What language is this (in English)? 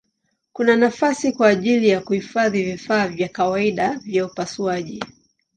Swahili